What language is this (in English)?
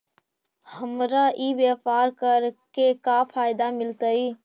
Magahi